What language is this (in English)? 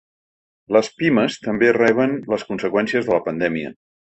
Catalan